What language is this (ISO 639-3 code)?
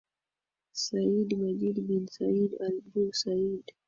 swa